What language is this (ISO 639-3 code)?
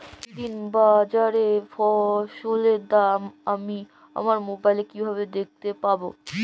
ben